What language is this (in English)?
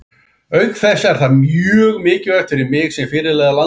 Icelandic